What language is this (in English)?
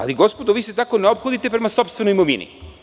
Serbian